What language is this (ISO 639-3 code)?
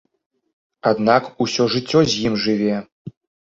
bel